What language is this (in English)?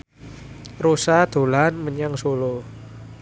Javanese